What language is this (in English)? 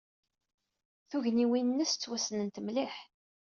Kabyle